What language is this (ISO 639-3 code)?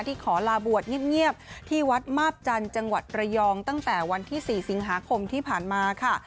tha